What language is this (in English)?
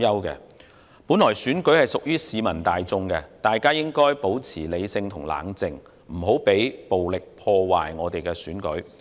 Cantonese